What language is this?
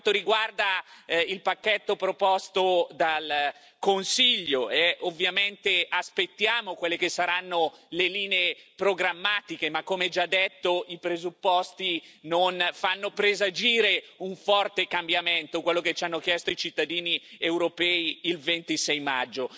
Italian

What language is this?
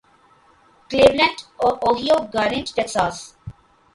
Urdu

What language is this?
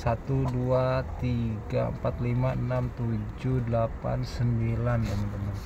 Indonesian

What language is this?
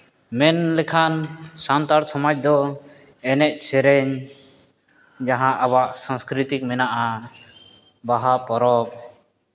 Santali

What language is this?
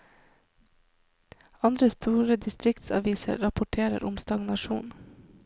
Norwegian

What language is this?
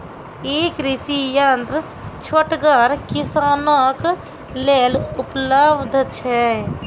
Maithili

